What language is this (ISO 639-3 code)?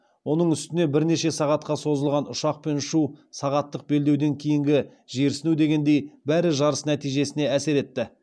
kaz